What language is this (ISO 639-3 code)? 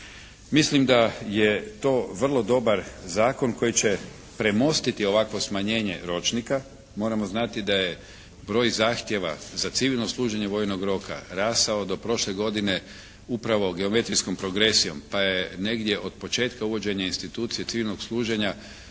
hrv